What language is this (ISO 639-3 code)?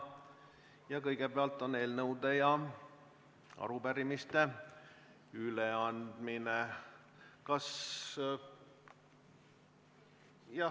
est